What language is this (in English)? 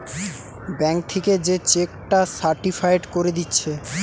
Bangla